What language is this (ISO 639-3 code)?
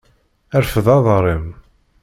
kab